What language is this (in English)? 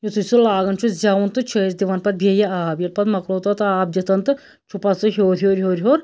Kashmiri